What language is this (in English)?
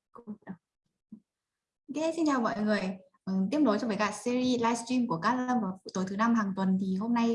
Vietnamese